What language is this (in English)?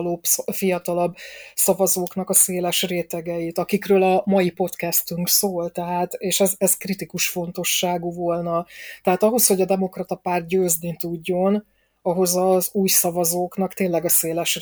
Hungarian